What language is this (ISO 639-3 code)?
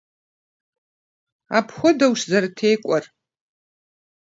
kbd